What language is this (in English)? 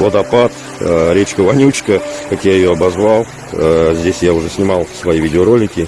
Russian